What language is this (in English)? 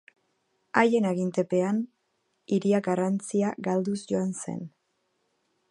Basque